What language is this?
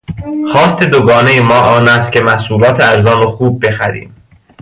Persian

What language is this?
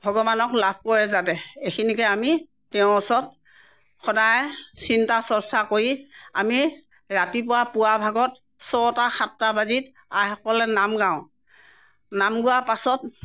Assamese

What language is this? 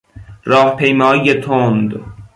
Persian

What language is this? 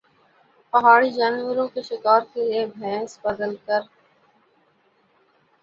Urdu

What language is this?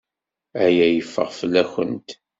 Kabyle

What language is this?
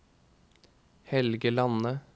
Norwegian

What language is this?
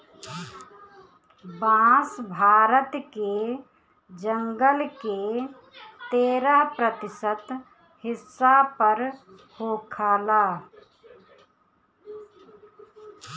Bhojpuri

